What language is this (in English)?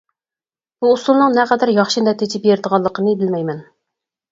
Uyghur